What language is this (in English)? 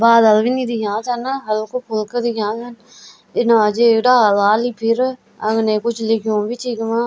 Garhwali